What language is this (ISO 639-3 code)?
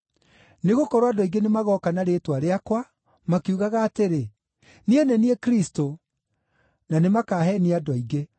kik